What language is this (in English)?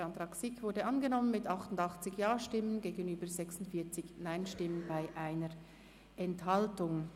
Swiss German